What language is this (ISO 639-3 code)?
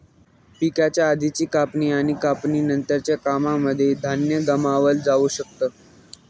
mar